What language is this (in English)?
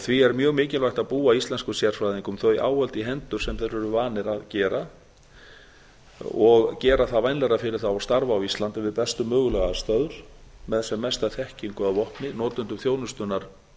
Icelandic